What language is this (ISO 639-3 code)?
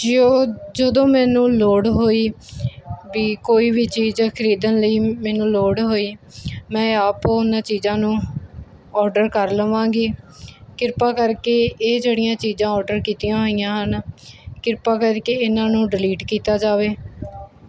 pan